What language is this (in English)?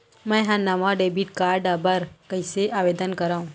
Chhattisgarhi